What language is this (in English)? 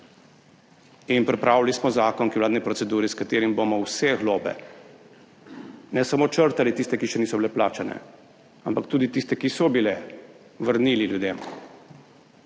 Slovenian